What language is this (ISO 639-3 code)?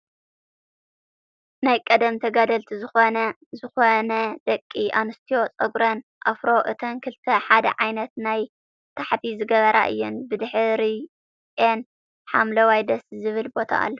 tir